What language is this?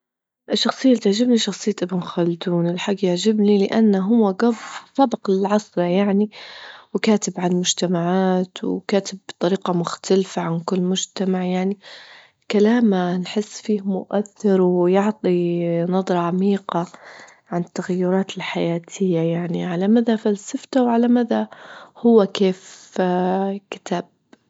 Libyan Arabic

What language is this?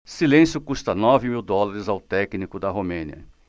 Portuguese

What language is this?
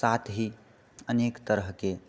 Maithili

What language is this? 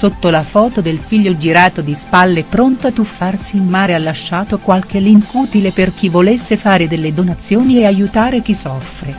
Italian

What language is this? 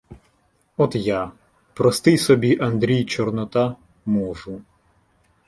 Ukrainian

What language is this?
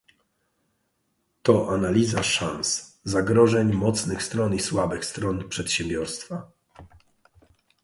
Polish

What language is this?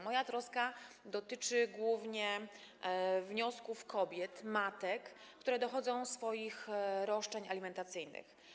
Polish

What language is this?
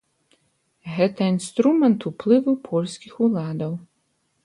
Belarusian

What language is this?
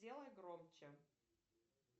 Russian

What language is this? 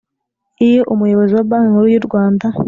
Kinyarwanda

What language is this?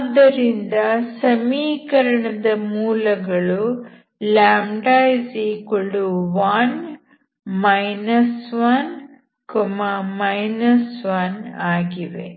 Kannada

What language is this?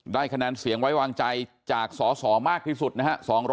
Thai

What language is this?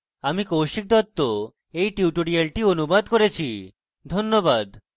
Bangla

